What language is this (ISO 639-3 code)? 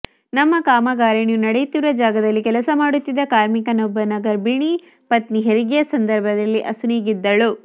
kan